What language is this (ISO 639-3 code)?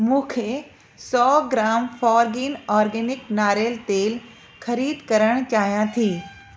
snd